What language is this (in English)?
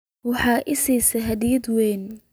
Somali